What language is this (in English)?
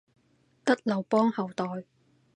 Cantonese